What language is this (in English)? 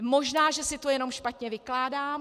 Czech